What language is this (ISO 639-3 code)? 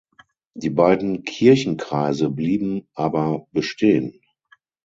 deu